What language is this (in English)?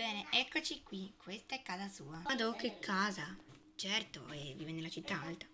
Italian